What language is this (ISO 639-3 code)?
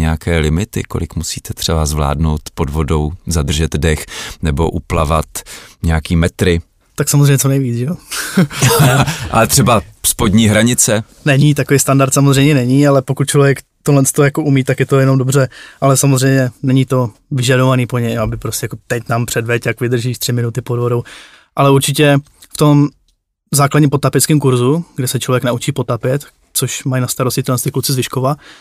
ces